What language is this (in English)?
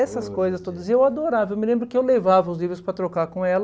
Portuguese